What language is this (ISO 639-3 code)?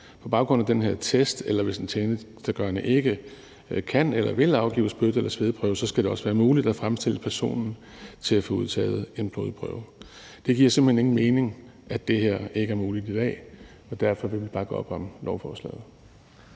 dan